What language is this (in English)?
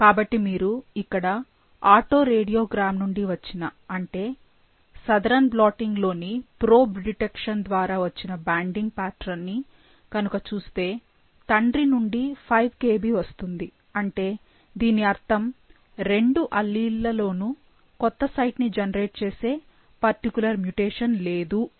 Telugu